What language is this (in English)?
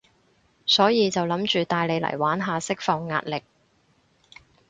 Cantonese